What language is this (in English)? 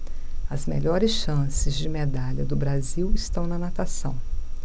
Portuguese